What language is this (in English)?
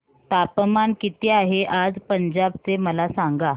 Marathi